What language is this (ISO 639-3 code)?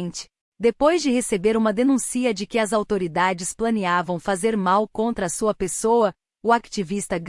por